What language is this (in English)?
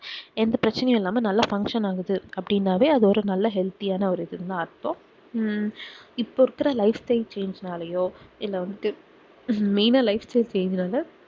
Tamil